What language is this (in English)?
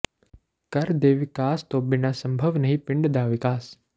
Punjabi